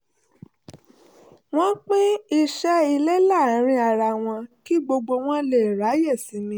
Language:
Yoruba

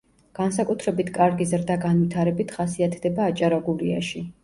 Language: Georgian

